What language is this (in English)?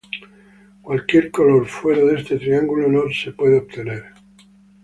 Spanish